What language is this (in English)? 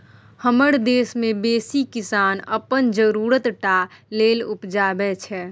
Maithili